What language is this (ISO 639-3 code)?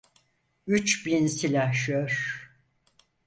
tur